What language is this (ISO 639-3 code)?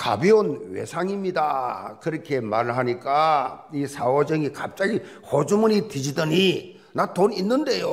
kor